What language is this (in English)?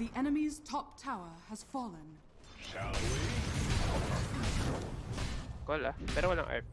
English